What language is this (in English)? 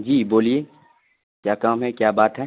Urdu